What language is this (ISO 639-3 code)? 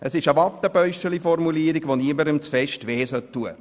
gsw